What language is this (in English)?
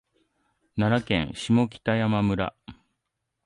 Japanese